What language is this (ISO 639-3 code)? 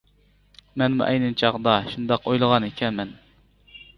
uig